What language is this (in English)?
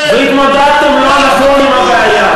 Hebrew